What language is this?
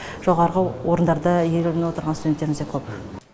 Kazakh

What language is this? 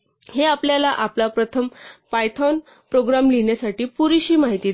Marathi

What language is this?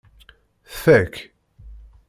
Kabyle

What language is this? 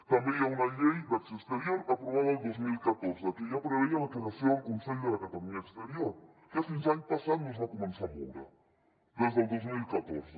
Catalan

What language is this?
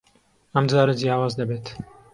Central Kurdish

